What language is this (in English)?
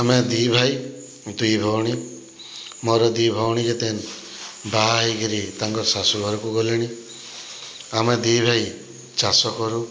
Odia